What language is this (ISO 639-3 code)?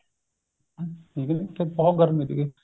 pan